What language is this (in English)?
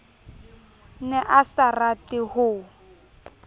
Southern Sotho